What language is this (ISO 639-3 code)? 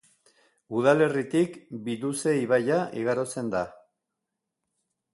eus